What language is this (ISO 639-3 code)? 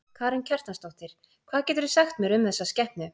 isl